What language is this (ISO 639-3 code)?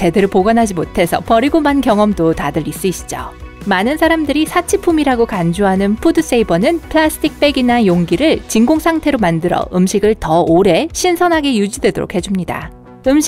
kor